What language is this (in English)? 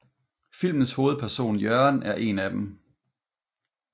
Danish